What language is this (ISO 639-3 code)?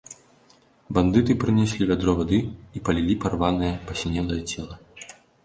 bel